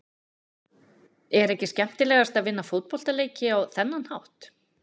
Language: Icelandic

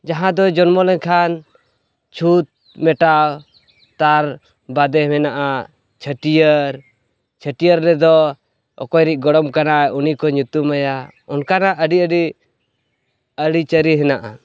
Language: Santali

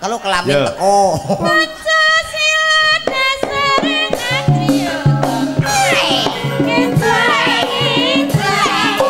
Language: Indonesian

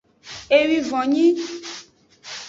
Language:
Aja (Benin)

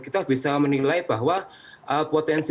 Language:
Indonesian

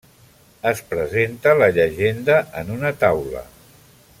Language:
Catalan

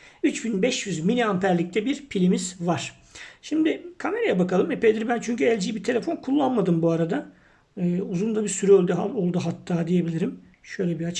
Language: Turkish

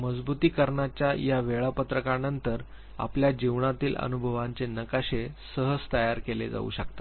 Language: Marathi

